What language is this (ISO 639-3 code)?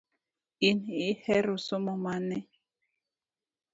luo